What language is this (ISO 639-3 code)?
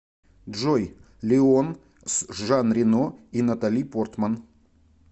rus